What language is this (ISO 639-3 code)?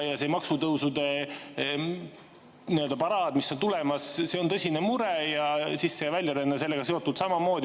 est